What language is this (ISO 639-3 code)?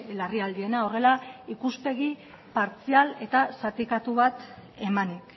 eus